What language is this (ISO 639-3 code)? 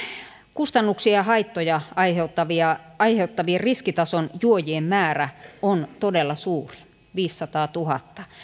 fin